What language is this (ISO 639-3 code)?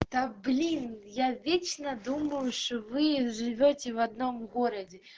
rus